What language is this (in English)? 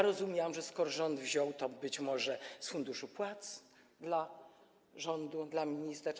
Polish